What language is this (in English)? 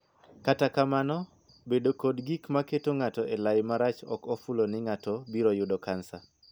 Luo (Kenya and Tanzania)